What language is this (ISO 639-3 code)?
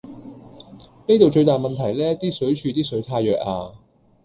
yue